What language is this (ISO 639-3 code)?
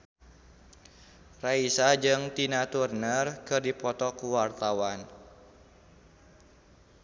sun